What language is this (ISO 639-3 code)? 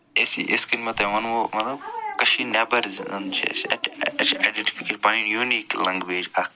kas